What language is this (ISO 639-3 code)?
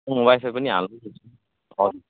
nep